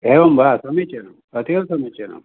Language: Sanskrit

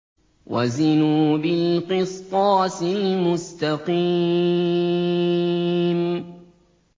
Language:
Arabic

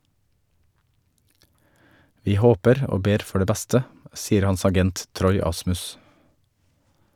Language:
Norwegian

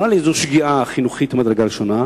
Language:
Hebrew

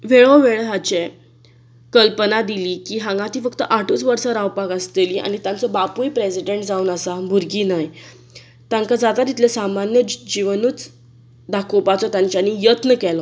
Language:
Konkani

